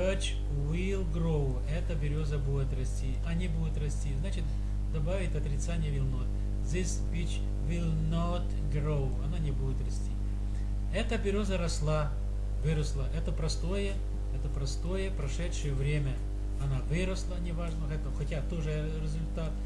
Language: Russian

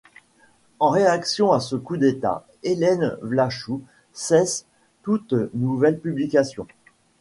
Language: French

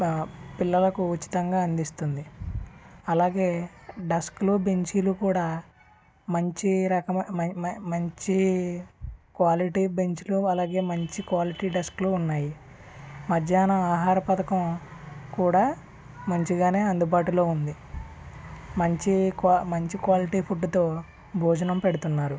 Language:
Telugu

